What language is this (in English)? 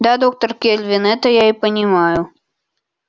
Russian